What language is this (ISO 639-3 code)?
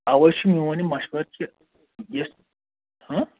kas